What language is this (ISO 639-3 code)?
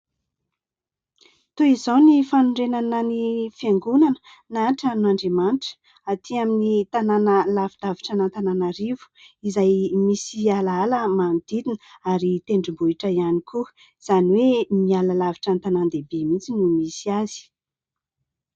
mlg